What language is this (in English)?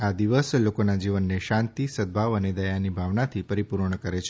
Gujarati